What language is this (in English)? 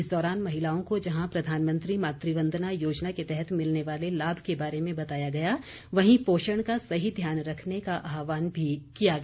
Hindi